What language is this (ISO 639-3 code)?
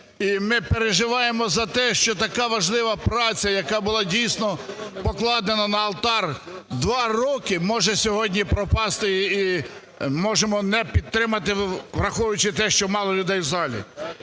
ukr